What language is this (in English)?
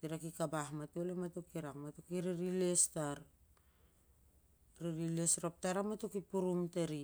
Siar-Lak